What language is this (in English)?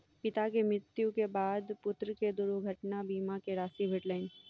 Maithili